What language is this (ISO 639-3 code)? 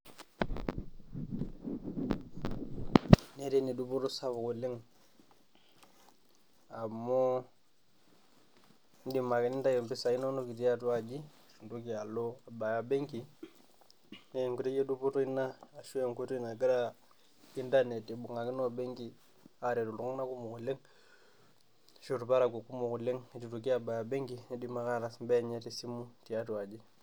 mas